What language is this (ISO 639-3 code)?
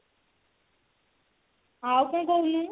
ori